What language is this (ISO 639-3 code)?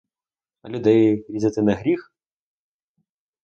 ukr